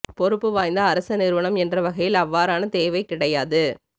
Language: Tamil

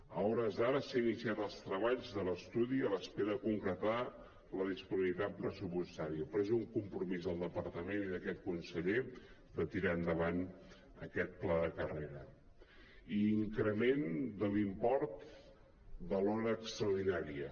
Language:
Catalan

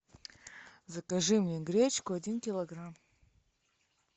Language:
Russian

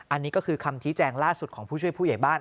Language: Thai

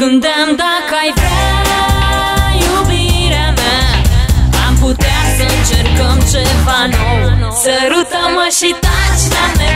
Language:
Czech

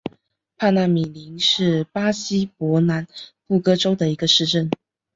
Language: Chinese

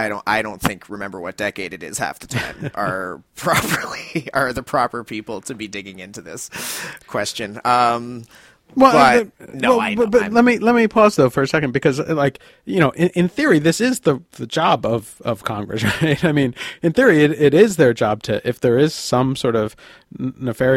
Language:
English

